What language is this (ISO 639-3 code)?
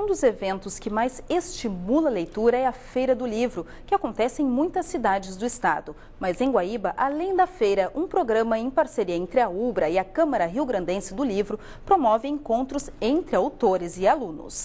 por